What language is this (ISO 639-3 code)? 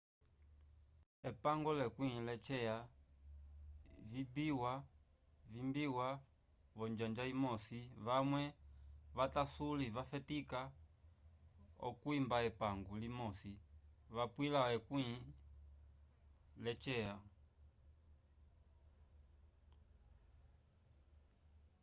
umb